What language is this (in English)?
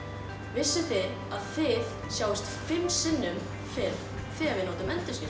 Icelandic